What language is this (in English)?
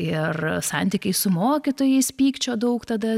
Lithuanian